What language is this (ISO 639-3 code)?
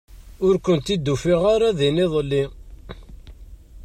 kab